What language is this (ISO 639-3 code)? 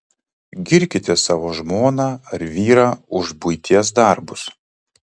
lit